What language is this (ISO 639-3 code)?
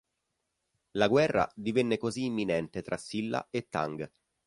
ita